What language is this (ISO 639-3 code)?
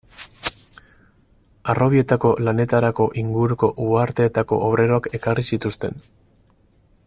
eus